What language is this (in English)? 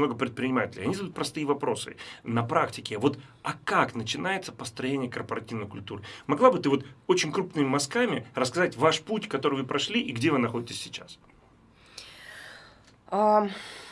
Russian